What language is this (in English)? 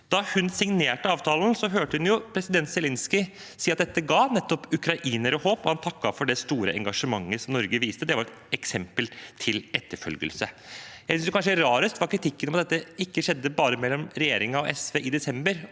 Norwegian